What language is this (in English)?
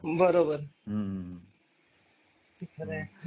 Marathi